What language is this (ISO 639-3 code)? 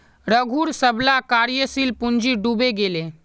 mag